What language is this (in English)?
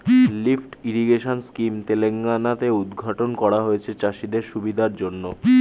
Bangla